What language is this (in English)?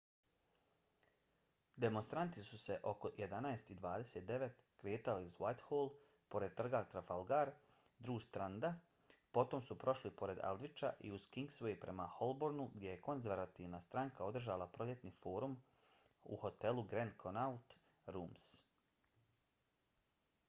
Bosnian